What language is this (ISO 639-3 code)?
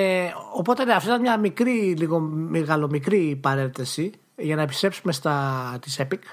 ell